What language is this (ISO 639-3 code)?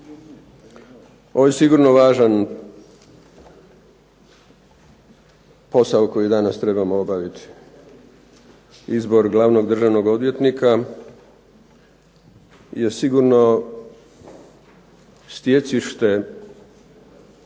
hrv